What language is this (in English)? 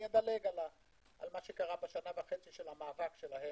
Hebrew